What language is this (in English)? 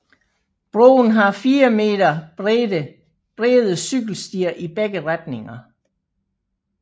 Danish